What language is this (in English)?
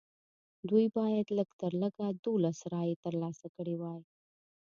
Pashto